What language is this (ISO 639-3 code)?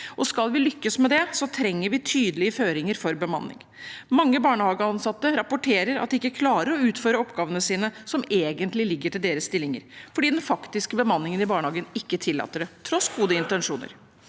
nor